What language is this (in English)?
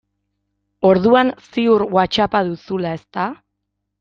Basque